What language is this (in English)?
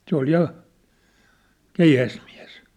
Finnish